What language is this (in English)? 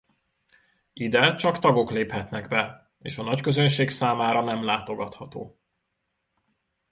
Hungarian